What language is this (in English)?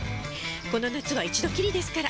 Japanese